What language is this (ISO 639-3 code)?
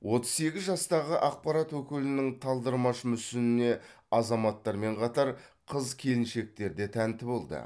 kaz